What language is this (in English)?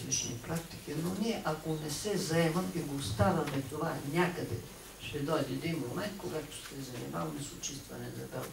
Bulgarian